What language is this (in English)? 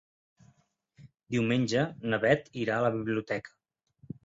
Catalan